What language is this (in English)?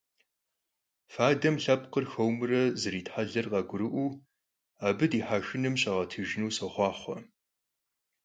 Kabardian